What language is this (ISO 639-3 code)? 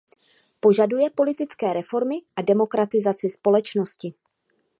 ces